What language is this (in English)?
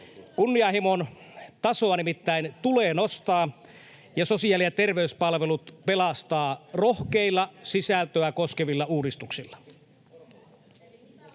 Finnish